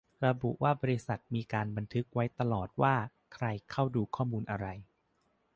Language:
Thai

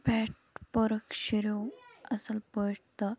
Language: Kashmiri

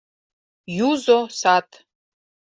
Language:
Mari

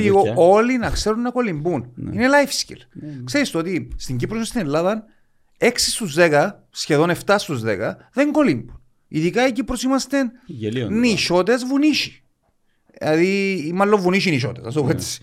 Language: Greek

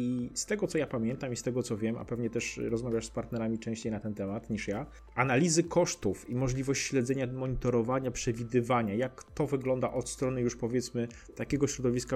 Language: Polish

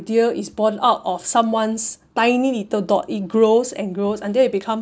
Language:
English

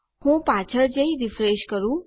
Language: Gujarati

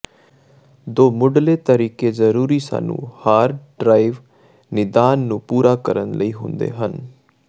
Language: Punjabi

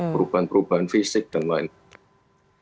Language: Indonesian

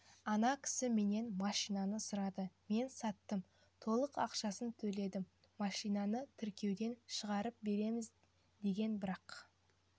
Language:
Kazakh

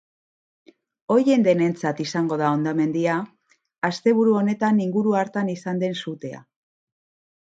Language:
Basque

